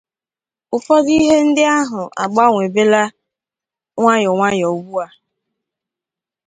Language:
Igbo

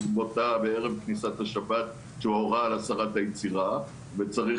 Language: Hebrew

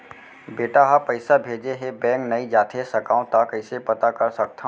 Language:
Chhattisgarhi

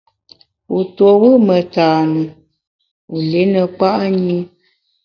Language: Bamun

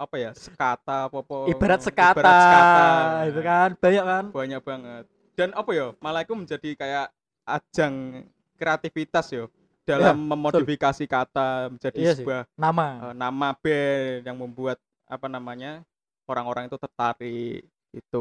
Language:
Indonesian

